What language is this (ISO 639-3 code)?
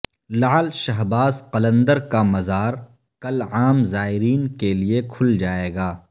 urd